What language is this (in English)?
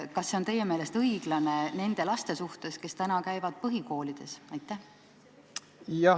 Estonian